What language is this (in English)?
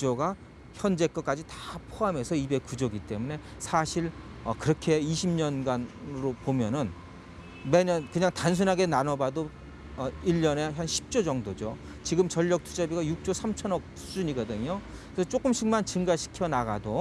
Korean